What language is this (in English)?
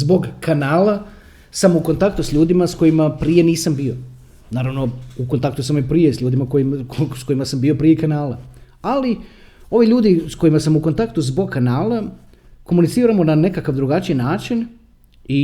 Croatian